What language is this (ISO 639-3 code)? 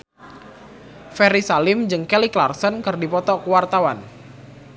sun